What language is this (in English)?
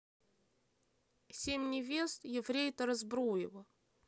Russian